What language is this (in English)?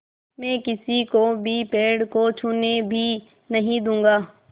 Hindi